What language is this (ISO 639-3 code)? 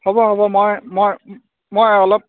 asm